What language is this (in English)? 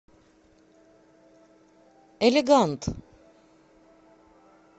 Russian